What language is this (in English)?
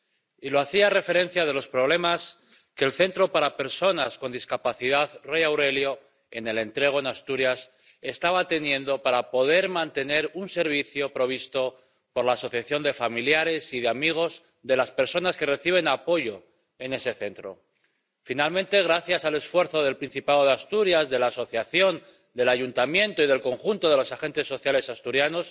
Spanish